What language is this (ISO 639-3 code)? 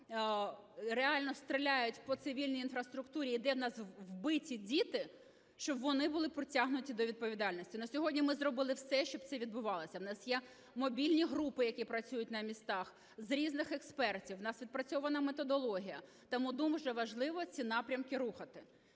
ukr